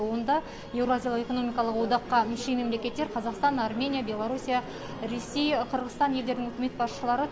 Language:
Kazakh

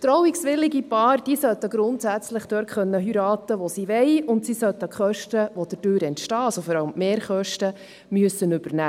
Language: Swiss German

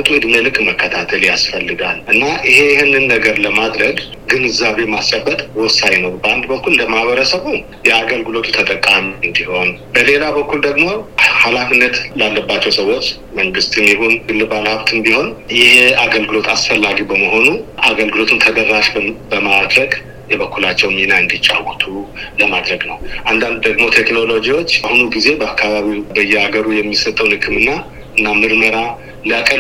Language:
Amharic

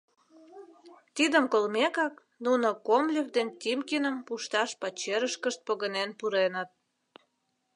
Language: Mari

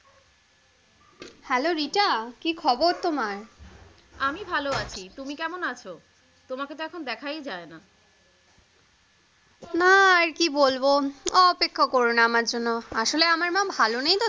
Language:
Bangla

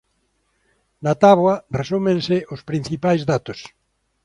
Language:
Galician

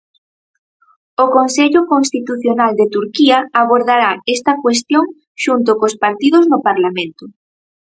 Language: Galician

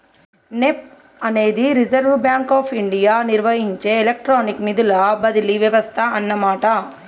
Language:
Telugu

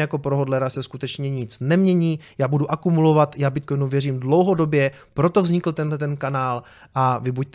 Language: Czech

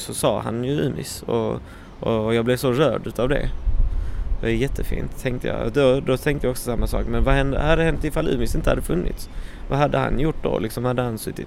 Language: Swedish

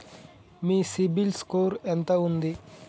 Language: Telugu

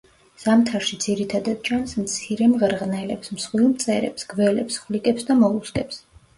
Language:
Georgian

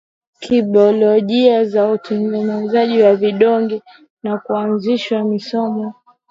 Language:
Swahili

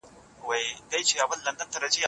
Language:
Pashto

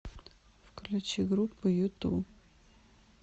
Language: Russian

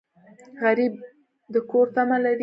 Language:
Pashto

